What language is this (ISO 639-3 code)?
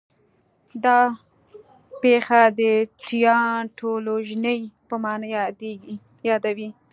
pus